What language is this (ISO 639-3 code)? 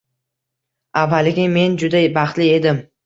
uzb